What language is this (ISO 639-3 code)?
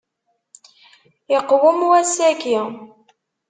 kab